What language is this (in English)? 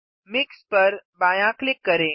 Hindi